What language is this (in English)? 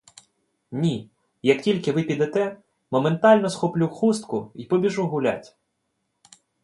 Ukrainian